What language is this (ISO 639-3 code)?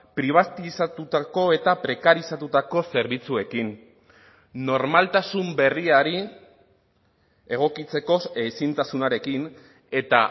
eus